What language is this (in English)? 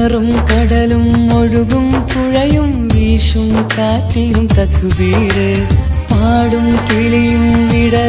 Malayalam